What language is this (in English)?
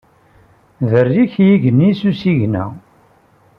Kabyle